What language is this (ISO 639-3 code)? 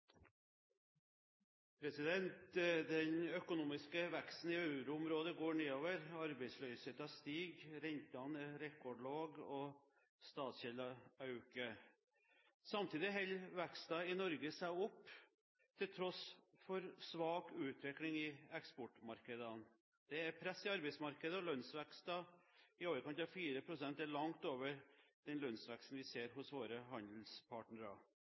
nob